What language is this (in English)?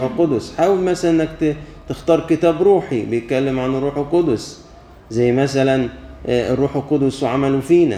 Arabic